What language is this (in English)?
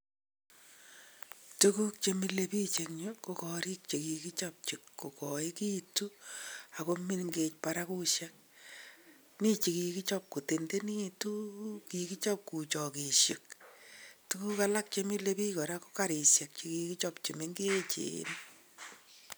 Kalenjin